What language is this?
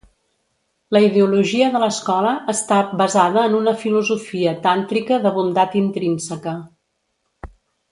Catalan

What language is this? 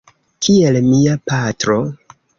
Esperanto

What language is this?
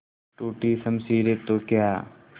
Hindi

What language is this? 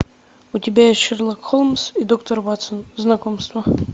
Russian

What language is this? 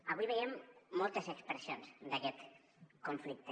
Catalan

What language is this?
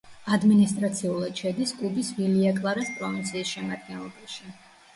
Georgian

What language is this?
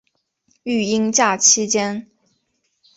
Chinese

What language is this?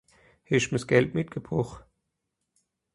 Swiss German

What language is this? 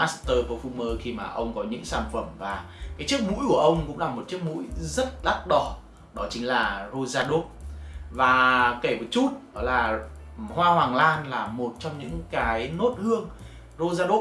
Vietnamese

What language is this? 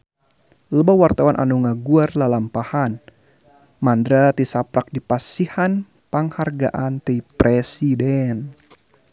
Sundanese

